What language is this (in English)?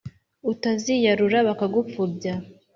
Kinyarwanda